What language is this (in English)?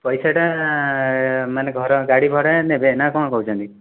Odia